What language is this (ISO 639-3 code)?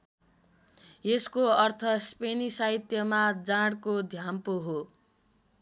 nep